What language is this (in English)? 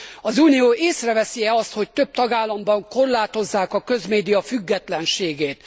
Hungarian